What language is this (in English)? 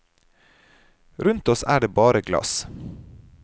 Norwegian